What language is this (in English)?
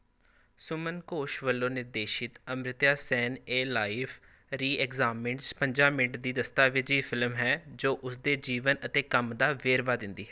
Punjabi